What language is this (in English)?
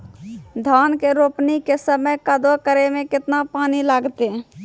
Maithili